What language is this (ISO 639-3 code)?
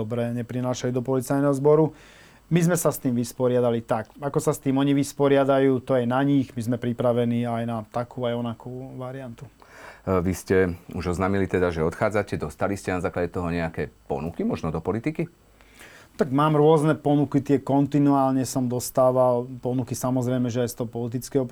slk